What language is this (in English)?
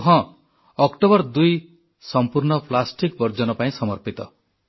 Odia